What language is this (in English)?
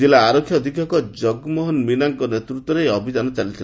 Odia